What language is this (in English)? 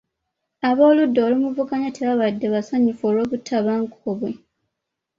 Ganda